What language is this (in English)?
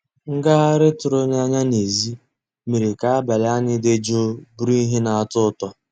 Igbo